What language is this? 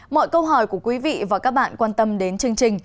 Vietnamese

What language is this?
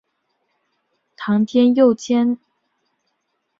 Chinese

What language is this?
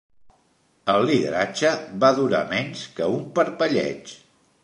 Catalan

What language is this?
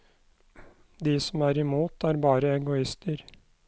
Norwegian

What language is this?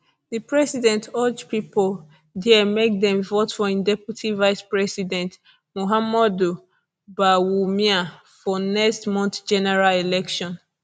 Nigerian Pidgin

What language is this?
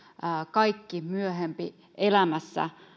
Finnish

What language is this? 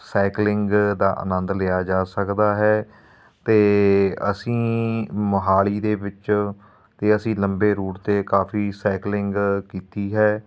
Punjabi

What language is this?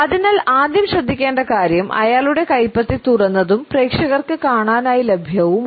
Malayalam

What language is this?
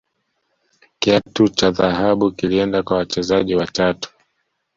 Swahili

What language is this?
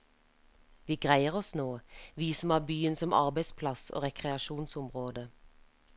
Norwegian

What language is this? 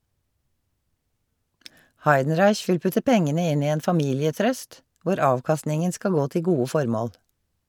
Norwegian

